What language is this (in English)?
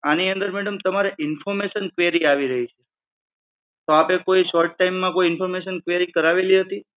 Gujarati